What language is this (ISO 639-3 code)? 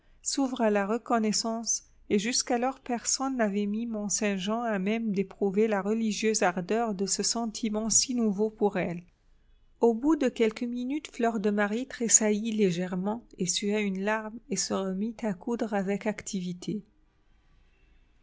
fra